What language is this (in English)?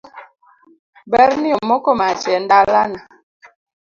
Luo (Kenya and Tanzania)